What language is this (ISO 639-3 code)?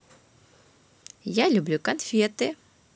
rus